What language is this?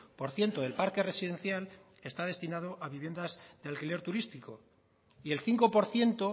Spanish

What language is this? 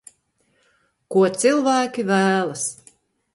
Latvian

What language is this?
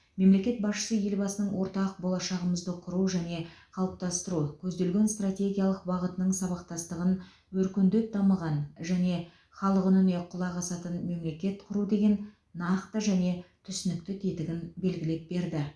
Kazakh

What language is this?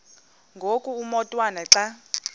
Xhosa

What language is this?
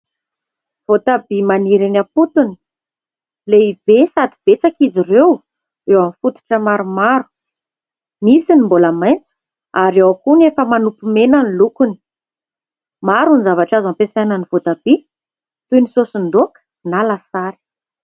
Malagasy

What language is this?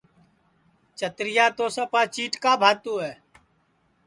Sansi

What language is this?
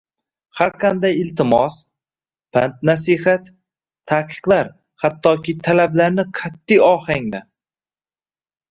Uzbek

